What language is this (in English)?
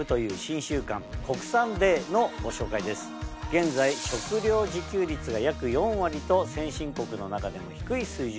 Japanese